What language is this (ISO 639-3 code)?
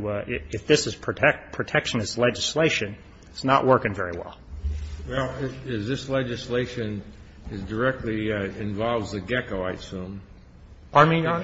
eng